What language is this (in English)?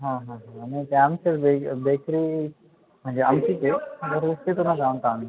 Marathi